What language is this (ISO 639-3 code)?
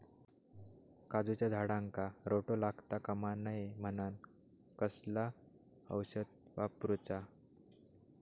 mar